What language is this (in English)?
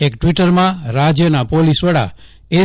Gujarati